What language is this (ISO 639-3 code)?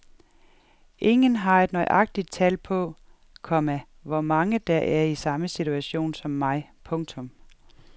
dan